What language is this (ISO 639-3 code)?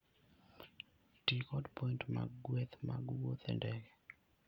luo